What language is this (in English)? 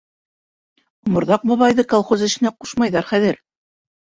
Bashkir